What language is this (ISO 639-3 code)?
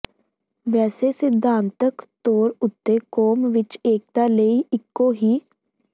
pan